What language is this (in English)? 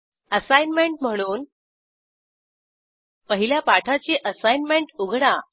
Marathi